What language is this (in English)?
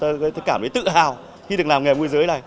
Vietnamese